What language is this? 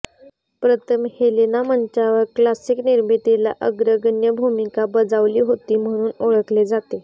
Marathi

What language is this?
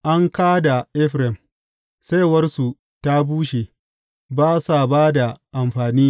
Hausa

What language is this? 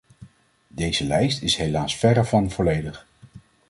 Dutch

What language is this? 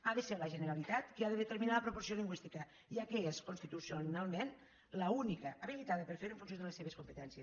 Catalan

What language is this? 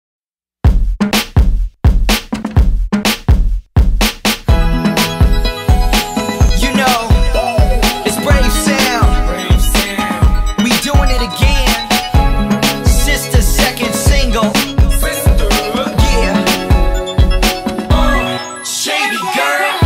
Korean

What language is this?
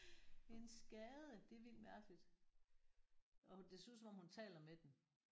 Danish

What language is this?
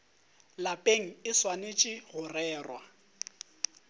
Northern Sotho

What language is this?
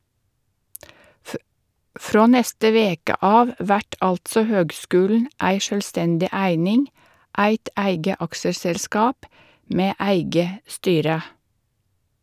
Norwegian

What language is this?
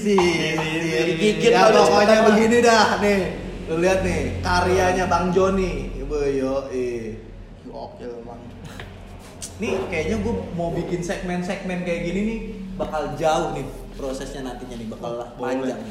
Indonesian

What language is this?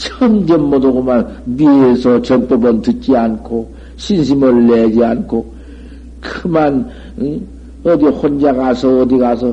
Korean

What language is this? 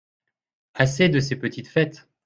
French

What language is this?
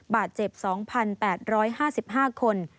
Thai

